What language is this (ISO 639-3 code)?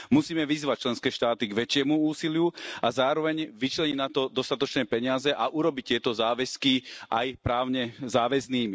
slk